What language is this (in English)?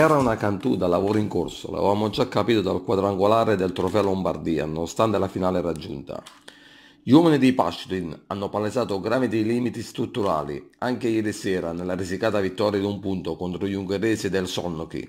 Italian